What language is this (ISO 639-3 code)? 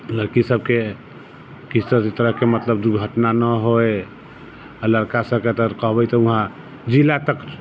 mai